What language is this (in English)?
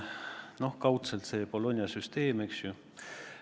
Estonian